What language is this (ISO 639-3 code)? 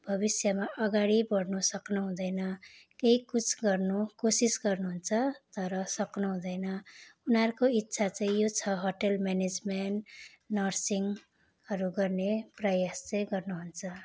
nep